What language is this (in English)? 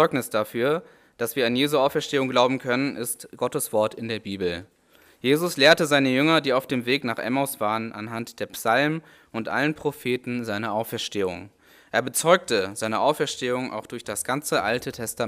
German